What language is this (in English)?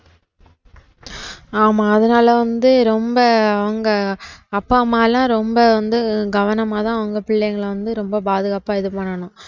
Tamil